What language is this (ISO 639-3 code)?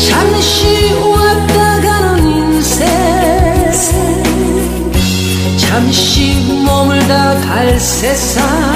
kor